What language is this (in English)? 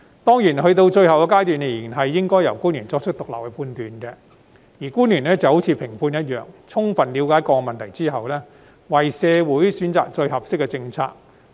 Cantonese